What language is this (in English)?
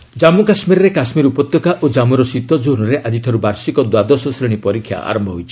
Odia